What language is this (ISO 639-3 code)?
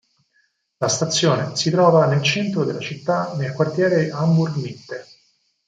ita